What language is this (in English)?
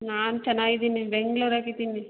Kannada